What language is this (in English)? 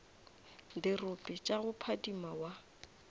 Northern Sotho